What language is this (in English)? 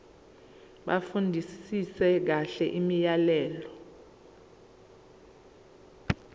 Zulu